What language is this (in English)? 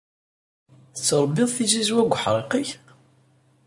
Kabyle